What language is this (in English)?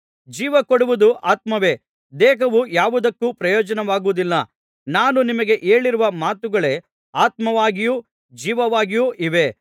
Kannada